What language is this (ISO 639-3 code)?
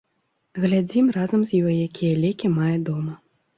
bel